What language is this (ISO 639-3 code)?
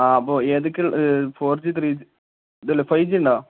mal